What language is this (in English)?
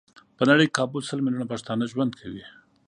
Pashto